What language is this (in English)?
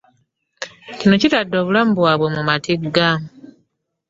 Ganda